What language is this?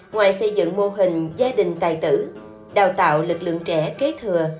Vietnamese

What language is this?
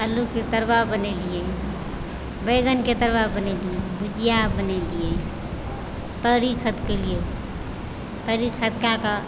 Maithili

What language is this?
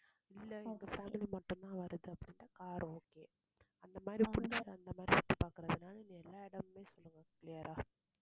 Tamil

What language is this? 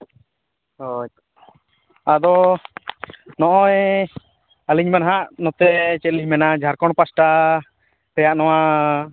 Santali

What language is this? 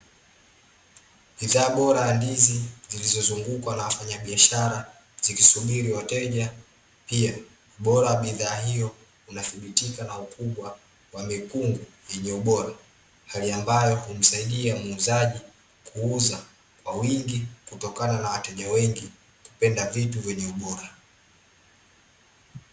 Swahili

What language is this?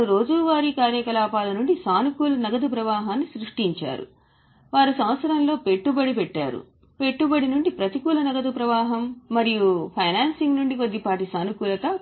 Telugu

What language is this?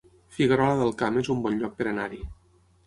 Catalan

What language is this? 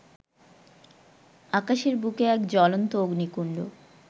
Bangla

